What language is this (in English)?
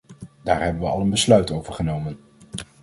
Dutch